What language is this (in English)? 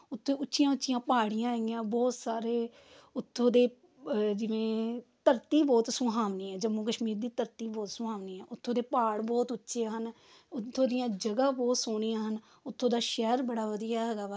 Punjabi